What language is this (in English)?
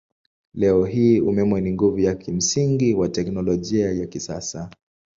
Swahili